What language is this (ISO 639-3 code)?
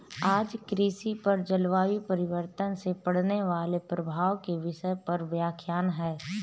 hin